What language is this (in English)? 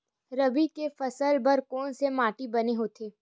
Chhattisgarhi